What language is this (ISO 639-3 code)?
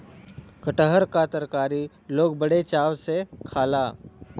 bho